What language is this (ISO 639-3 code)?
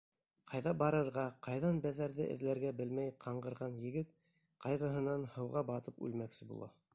bak